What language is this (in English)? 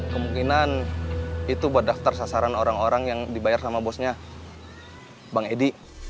Indonesian